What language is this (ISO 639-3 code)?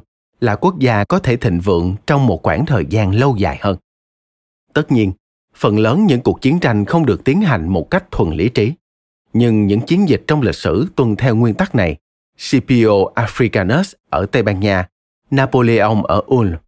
vie